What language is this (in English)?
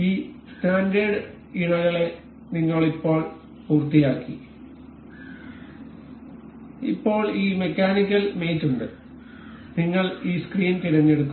Malayalam